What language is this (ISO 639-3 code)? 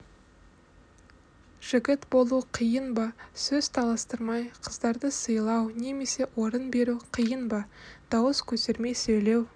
kaz